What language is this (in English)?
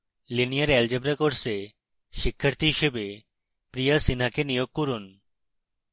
Bangla